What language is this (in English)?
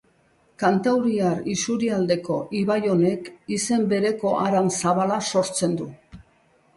Basque